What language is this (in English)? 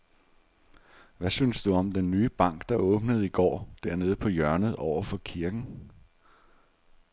Danish